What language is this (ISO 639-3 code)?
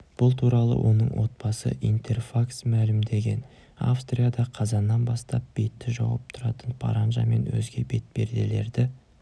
kaz